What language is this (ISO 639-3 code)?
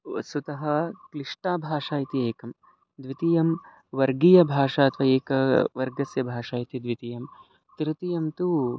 san